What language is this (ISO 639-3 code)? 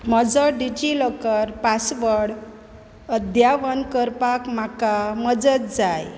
kok